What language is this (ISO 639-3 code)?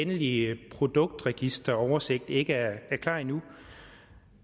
dan